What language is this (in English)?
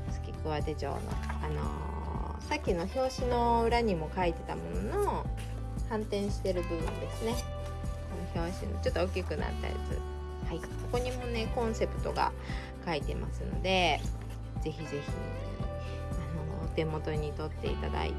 Japanese